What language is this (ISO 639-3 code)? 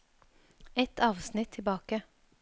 nor